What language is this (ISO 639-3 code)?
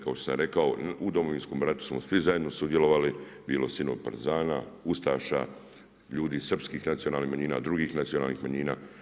hrv